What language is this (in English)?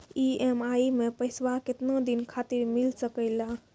Maithili